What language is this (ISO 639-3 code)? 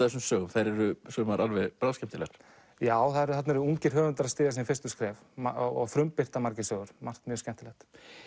isl